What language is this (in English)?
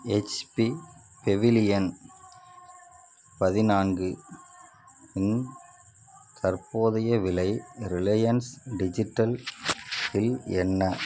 Tamil